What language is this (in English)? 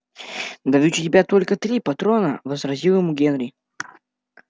Russian